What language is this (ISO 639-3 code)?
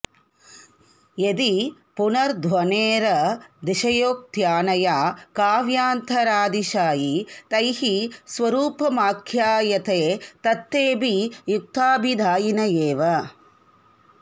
san